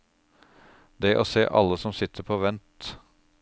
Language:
Norwegian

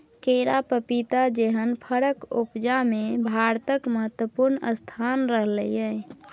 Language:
Maithili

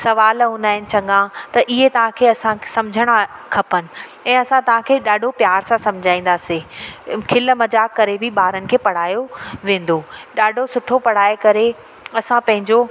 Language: Sindhi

